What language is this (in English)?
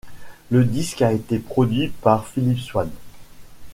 French